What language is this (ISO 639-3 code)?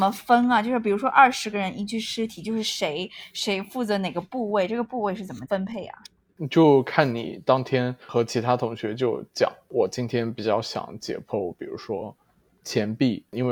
zho